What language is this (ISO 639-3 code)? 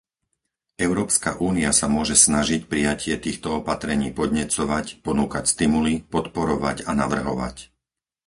slk